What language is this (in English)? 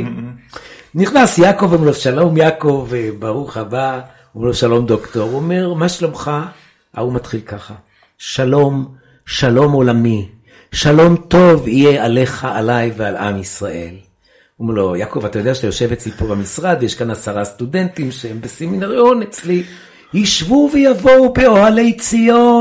Hebrew